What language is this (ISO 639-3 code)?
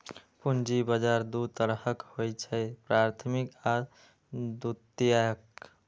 mai